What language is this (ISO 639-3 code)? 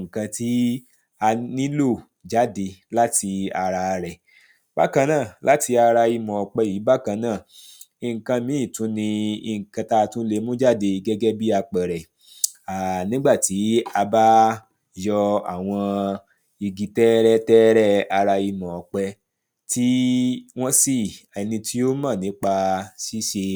yor